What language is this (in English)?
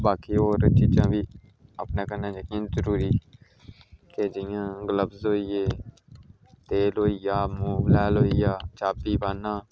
Dogri